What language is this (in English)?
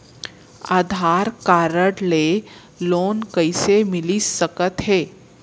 Chhattisgarhi